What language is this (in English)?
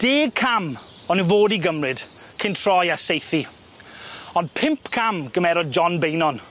Welsh